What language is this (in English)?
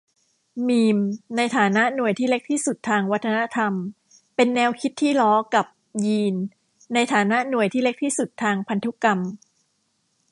Thai